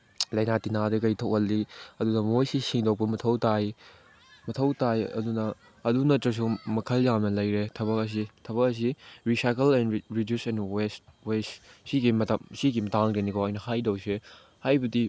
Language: Manipuri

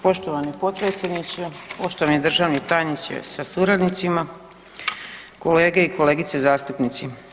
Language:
Croatian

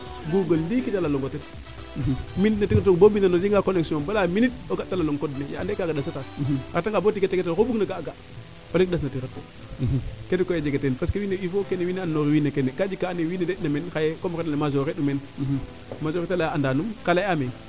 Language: Serer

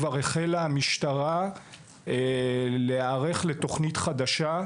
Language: Hebrew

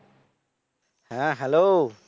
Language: Bangla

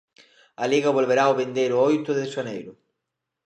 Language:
Galician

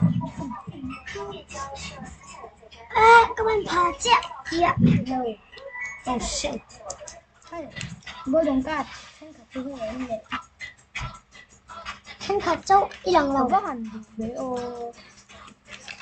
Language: Thai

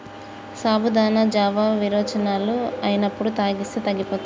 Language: Telugu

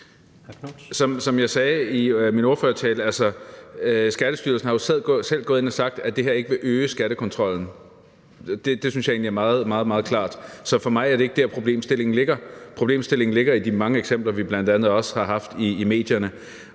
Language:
Danish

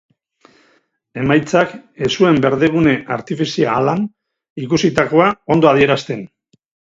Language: Basque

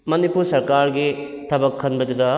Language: Manipuri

